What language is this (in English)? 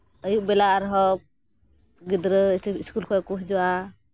Santali